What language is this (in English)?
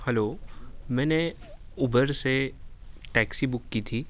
Urdu